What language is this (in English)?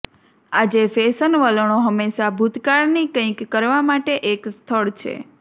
Gujarati